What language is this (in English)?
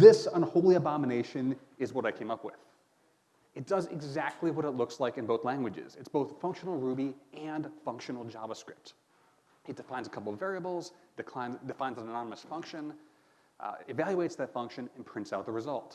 English